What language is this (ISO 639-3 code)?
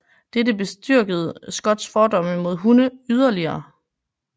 dan